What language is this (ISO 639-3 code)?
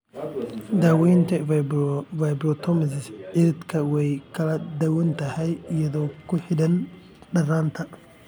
som